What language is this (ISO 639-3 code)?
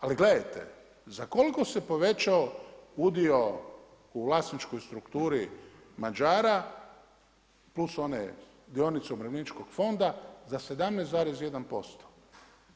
hrv